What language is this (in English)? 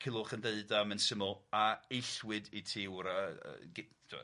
Welsh